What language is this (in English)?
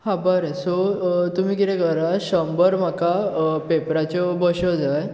Konkani